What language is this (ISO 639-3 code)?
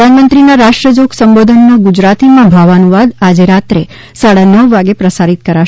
guj